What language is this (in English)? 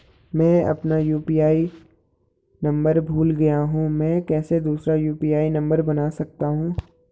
Hindi